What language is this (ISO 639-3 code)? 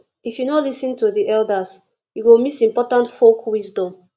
pcm